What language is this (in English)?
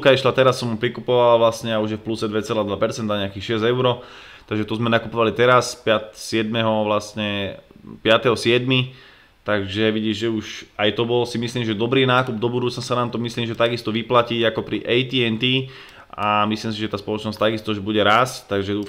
Slovak